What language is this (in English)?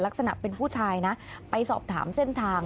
Thai